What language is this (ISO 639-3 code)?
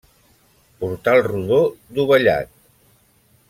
cat